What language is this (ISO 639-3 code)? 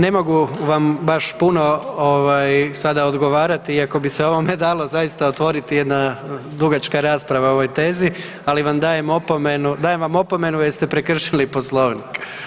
hrv